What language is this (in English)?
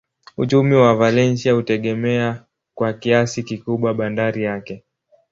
Swahili